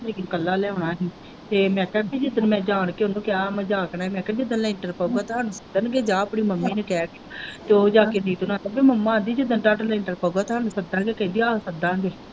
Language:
Punjabi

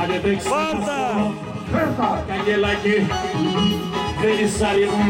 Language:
Bulgarian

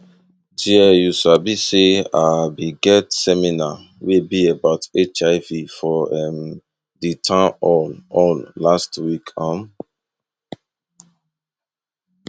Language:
Nigerian Pidgin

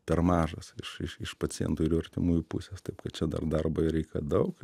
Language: Lithuanian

